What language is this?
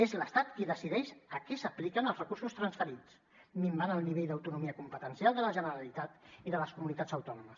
Catalan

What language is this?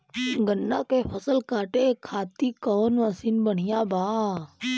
Bhojpuri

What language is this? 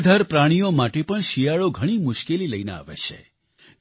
Gujarati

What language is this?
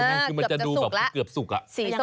Thai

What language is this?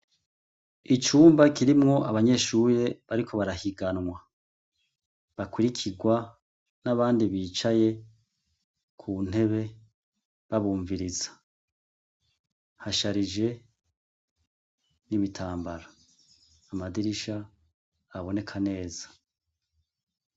Rundi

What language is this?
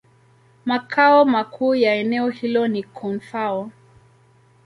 Swahili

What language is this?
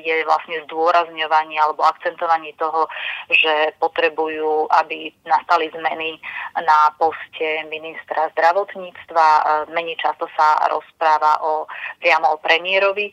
Slovak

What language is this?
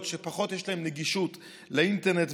Hebrew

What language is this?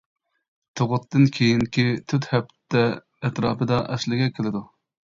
Uyghur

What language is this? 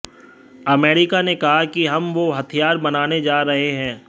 Hindi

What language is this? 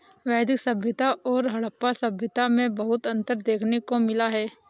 Hindi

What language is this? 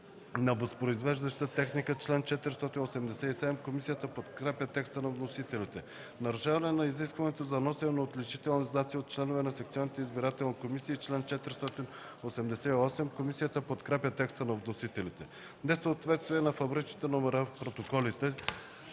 Bulgarian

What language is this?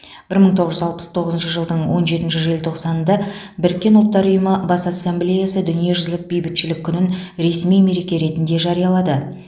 Kazakh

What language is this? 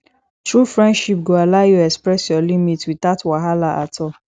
Nigerian Pidgin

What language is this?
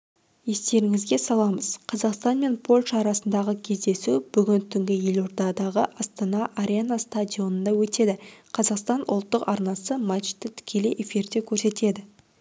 Kazakh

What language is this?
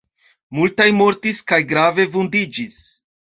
Esperanto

